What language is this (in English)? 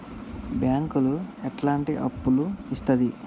Telugu